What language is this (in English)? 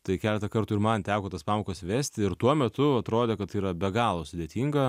Lithuanian